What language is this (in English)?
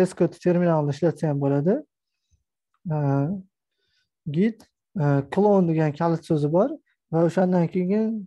Turkish